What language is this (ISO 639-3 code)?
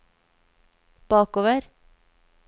nor